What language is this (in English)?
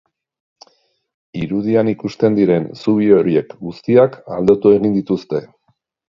Basque